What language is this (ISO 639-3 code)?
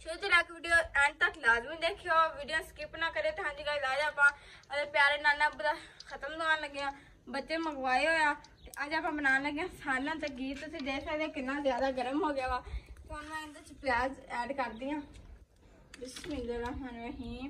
pan